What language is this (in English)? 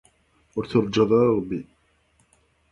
Kabyle